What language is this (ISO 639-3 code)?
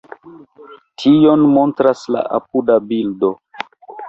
epo